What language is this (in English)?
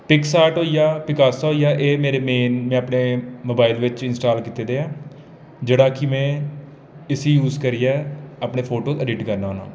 Dogri